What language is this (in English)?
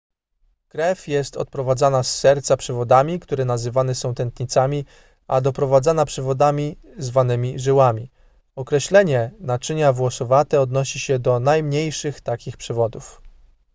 Polish